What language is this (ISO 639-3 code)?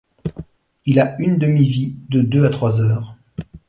fra